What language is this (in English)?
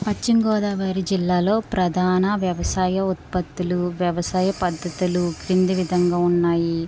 Telugu